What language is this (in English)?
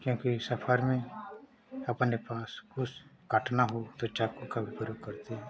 Hindi